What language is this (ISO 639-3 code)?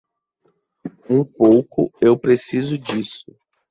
por